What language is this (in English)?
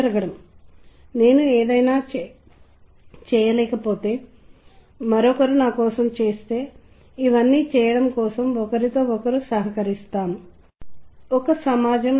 Telugu